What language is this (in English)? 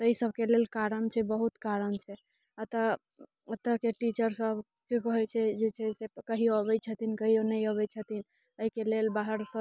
Maithili